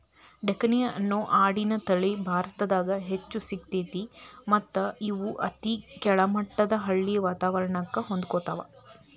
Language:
Kannada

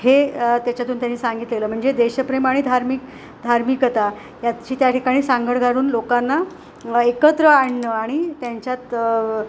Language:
Marathi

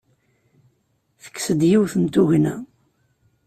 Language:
Kabyle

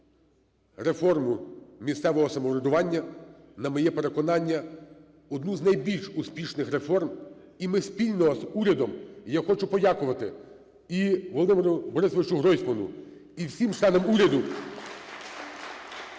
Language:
Ukrainian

